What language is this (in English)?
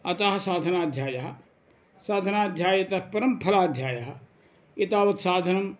Sanskrit